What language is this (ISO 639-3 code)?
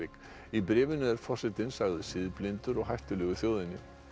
isl